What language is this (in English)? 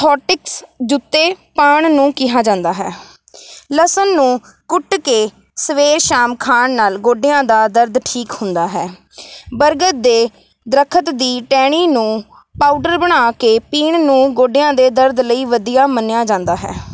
Punjabi